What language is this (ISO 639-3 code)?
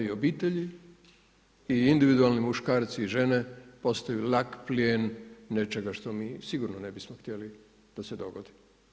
hrv